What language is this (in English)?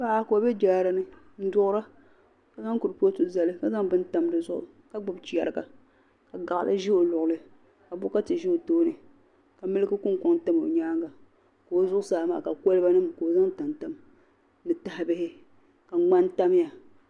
Dagbani